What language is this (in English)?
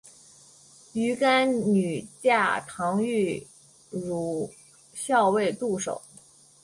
Chinese